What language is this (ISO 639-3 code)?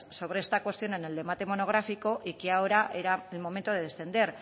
spa